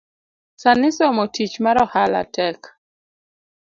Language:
Luo (Kenya and Tanzania)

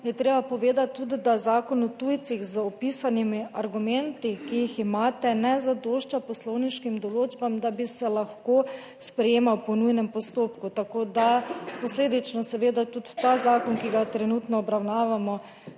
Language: Slovenian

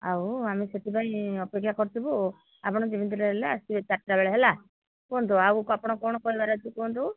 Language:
Odia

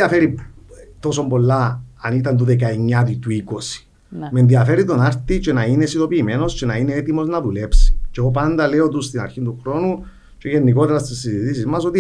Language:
Greek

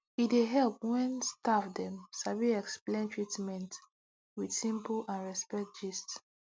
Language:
Nigerian Pidgin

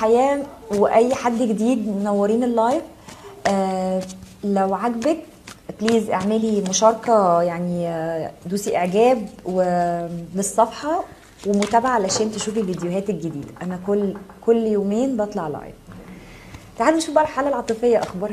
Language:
Arabic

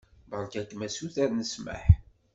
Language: Kabyle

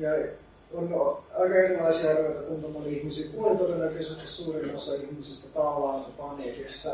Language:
Finnish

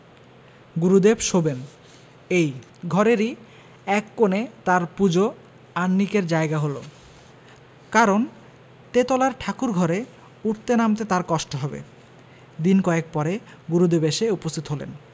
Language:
Bangla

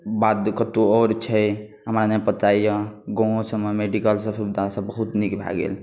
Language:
Maithili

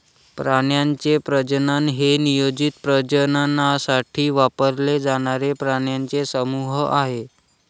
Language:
Marathi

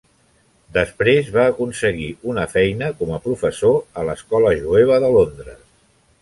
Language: Catalan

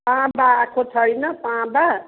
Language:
Nepali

